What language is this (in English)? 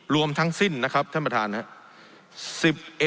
Thai